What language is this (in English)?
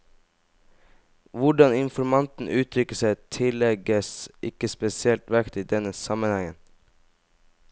Norwegian